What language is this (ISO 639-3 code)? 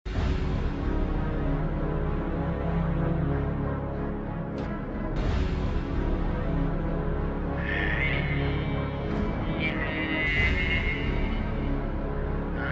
fra